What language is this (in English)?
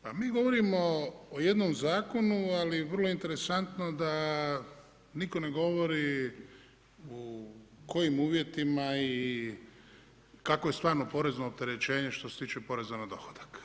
Croatian